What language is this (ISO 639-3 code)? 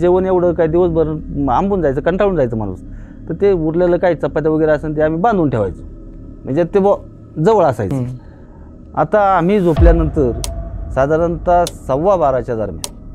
ron